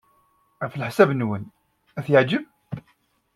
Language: Kabyle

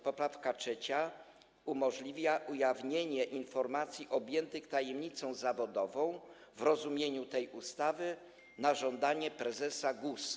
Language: Polish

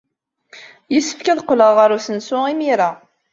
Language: Kabyle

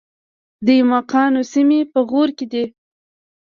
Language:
Pashto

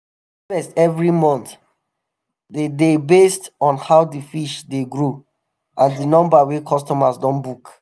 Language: Nigerian Pidgin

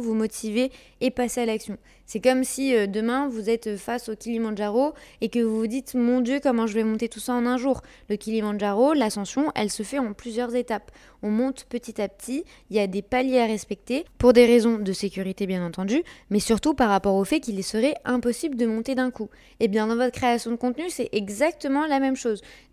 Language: French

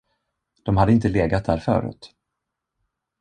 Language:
Swedish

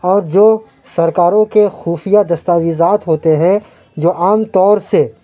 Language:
Urdu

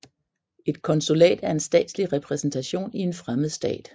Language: Danish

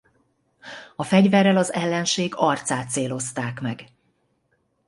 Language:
Hungarian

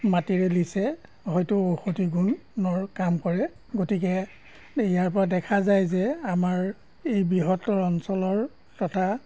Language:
Assamese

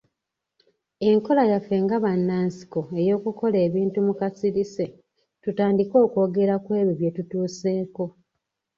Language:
Ganda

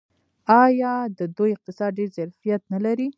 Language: Pashto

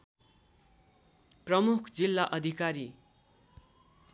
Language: Nepali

